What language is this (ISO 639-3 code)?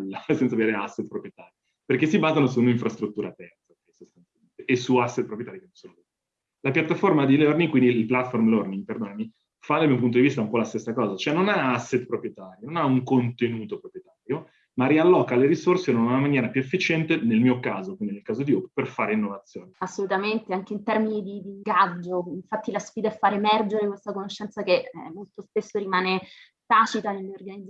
ita